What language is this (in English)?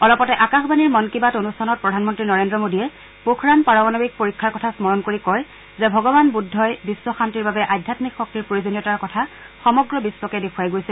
Assamese